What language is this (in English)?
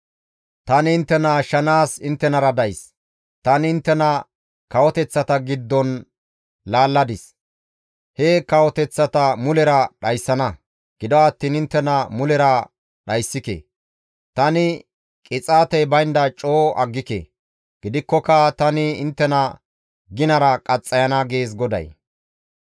Gamo